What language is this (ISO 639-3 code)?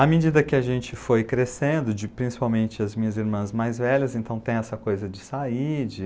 por